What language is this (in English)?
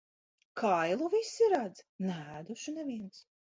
Latvian